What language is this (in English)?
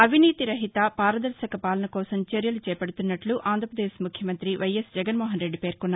Telugu